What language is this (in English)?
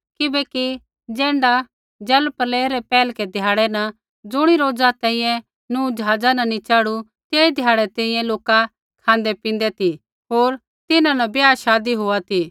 Kullu Pahari